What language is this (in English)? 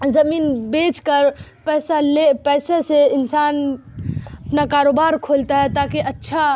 Urdu